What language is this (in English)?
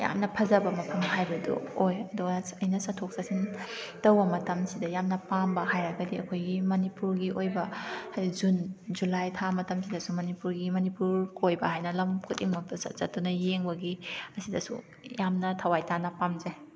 Manipuri